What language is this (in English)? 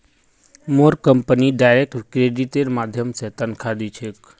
Magahi